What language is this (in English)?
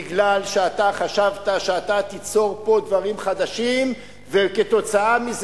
Hebrew